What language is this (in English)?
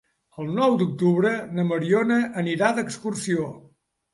Catalan